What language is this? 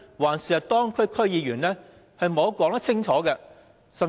Cantonese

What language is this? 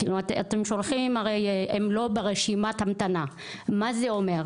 Hebrew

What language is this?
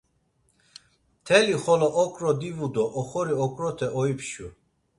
Laz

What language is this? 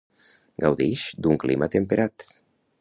Catalan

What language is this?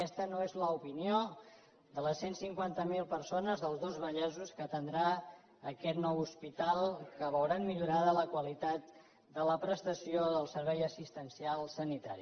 Catalan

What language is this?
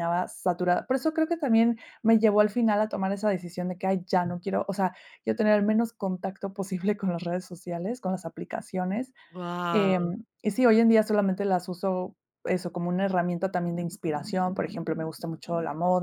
Spanish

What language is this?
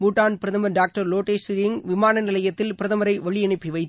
Tamil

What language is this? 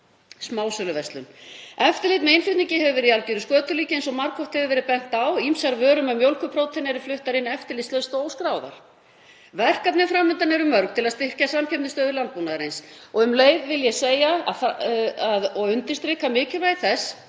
Icelandic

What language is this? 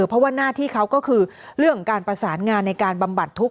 Thai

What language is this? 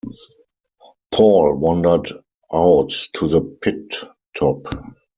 English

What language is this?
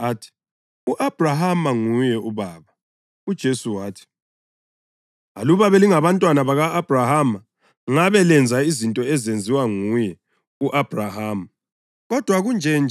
North Ndebele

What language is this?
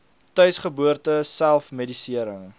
Afrikaans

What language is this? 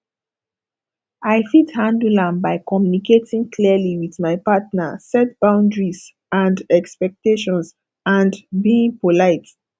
Nigerian Pidgin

